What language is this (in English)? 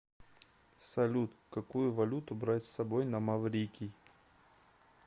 Russian